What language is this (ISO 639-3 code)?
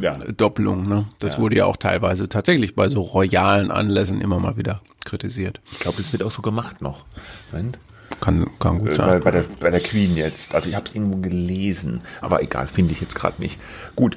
deu